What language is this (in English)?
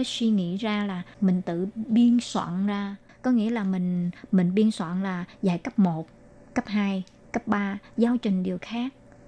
Vietnamese